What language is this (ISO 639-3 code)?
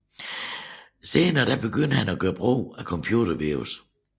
dan